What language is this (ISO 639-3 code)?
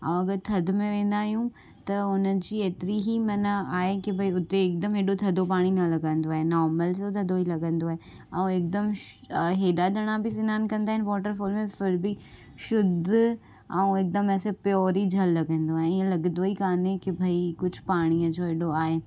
snd